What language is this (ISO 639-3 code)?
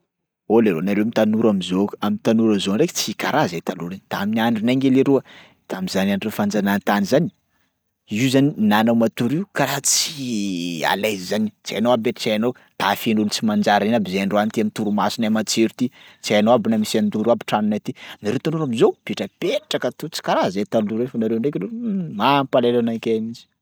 skg